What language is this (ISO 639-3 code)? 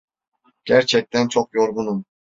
tur